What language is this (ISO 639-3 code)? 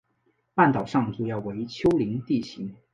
zho